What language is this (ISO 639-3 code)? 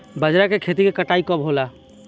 bho